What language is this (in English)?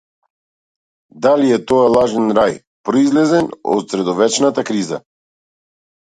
Macedonian